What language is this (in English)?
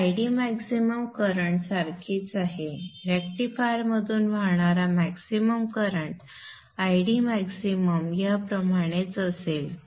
Marathi